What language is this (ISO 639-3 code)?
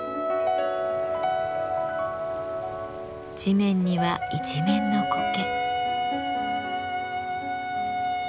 jpn